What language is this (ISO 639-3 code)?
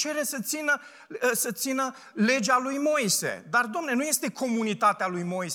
ron